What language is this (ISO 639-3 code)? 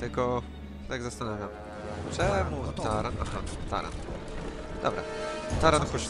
pol